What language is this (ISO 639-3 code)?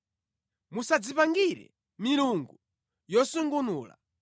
nya